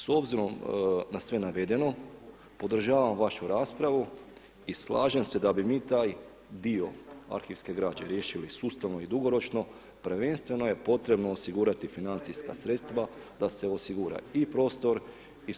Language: Croatian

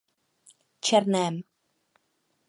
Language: Czech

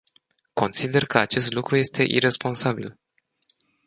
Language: Romanian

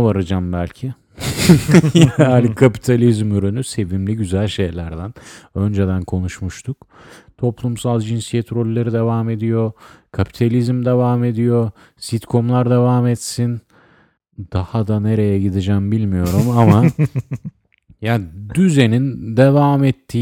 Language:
Turkish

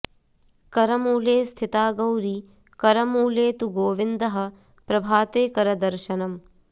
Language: Sanskrit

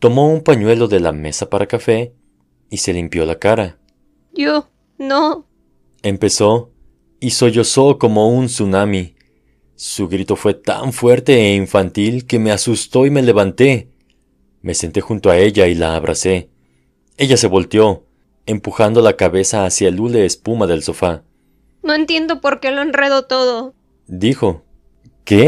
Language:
Spanish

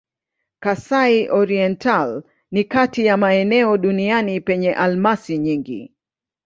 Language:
Swahili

